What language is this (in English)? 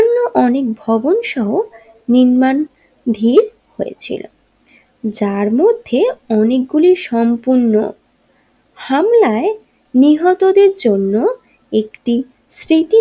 Bangla